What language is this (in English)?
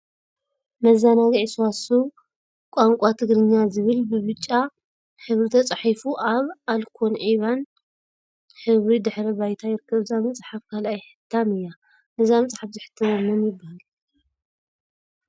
Tigrinya